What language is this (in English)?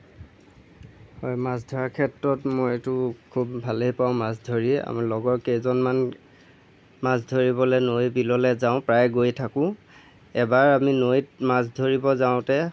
Assamese